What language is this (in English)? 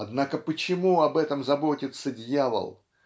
Russian